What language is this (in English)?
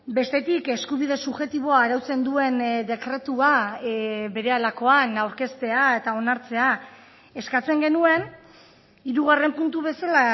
Basque